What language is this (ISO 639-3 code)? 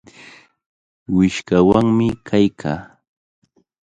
qvl